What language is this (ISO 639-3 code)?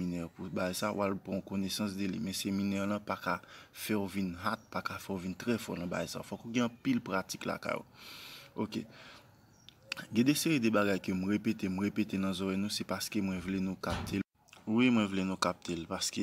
fra